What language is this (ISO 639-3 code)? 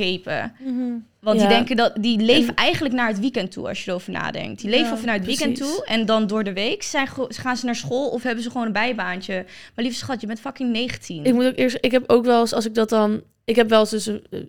nld